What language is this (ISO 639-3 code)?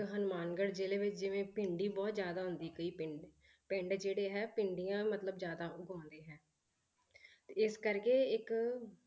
pan